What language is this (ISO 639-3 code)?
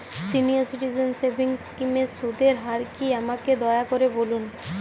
ben